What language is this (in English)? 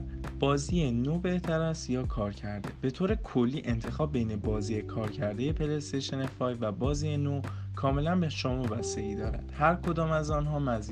Persian